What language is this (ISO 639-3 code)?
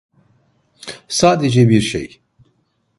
tur